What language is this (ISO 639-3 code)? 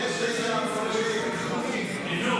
heb